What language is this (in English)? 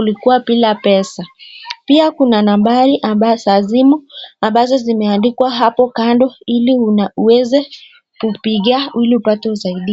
Swahili